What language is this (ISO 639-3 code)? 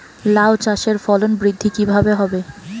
ben